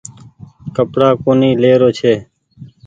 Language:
Goaria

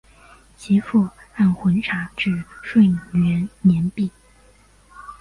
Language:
Chinese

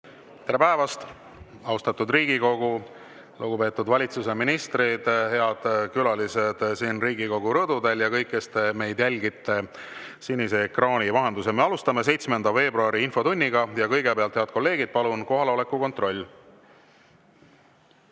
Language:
Estonian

